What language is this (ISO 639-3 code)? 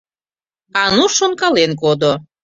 chm